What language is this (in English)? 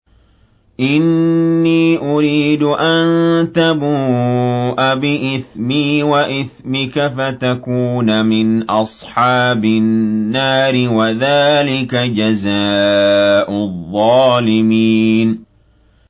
Arabic